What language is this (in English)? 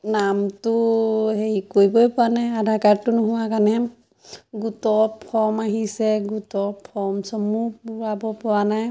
Assamese